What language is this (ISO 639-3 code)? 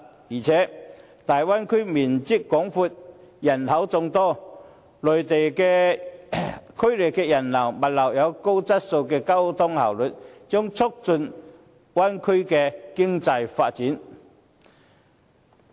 yue